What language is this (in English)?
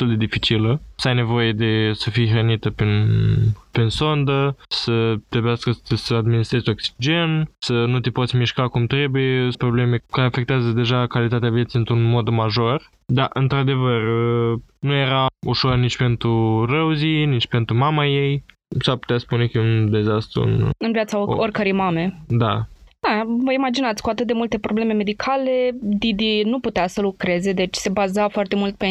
Romanian